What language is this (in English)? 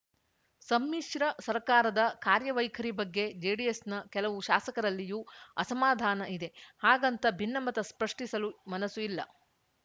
Kannada